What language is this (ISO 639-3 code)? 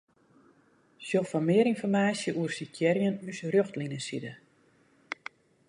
fry